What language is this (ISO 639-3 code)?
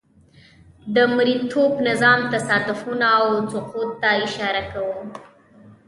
pus